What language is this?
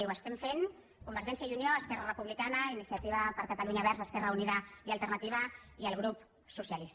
Catalan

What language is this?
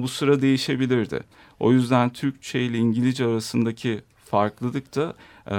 Turkish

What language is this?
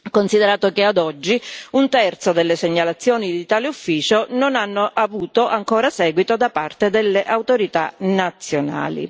Italian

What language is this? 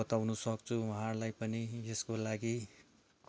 Nepali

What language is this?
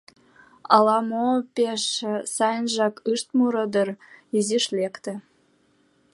Mari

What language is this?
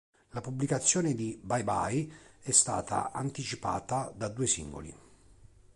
Italian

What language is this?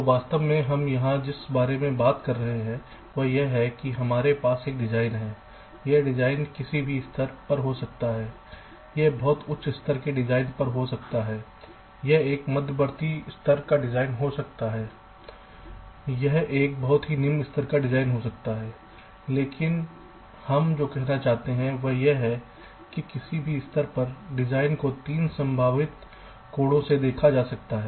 Hindi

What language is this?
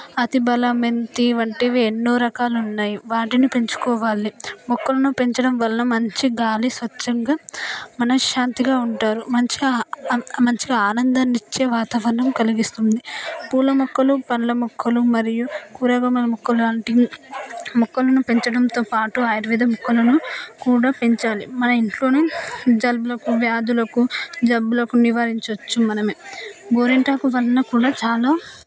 Telugu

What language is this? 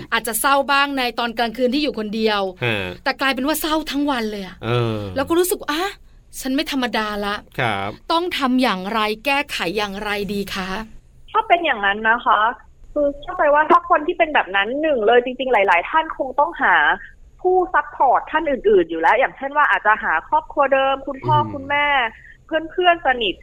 Thai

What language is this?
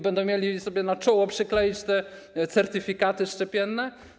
Polish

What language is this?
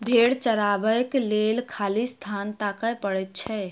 Maithili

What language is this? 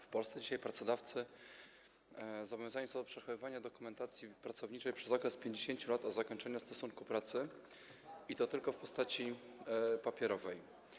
Polish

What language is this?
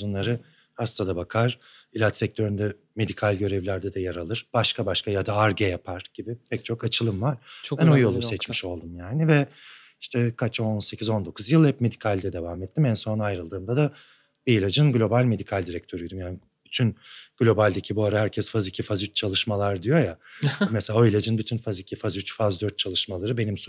Turkish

